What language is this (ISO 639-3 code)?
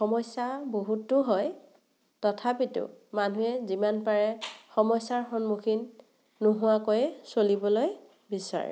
asm